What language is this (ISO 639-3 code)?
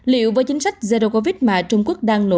vie